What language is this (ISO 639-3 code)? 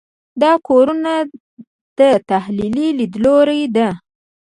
pus